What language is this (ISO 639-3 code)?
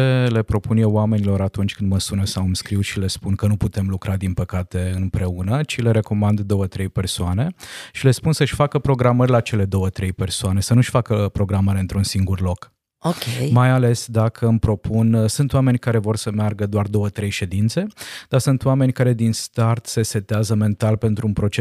ron